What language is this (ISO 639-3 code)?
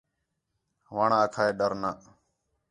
xhe